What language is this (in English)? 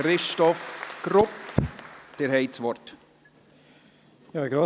Swiss German